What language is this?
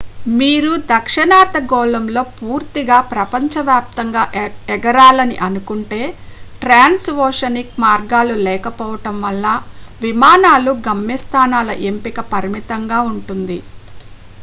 Telugu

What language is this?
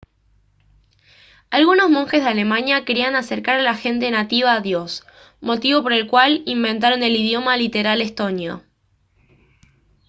Spanish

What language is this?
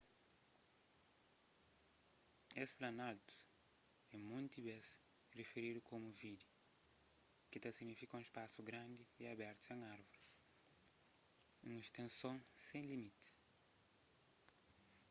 Kabuverdianu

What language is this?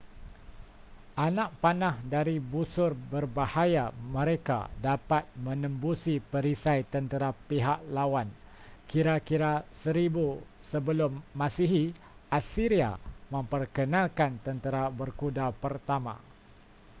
Malay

